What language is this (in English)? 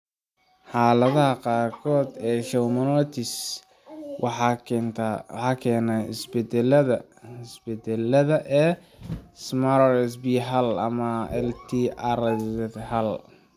Somali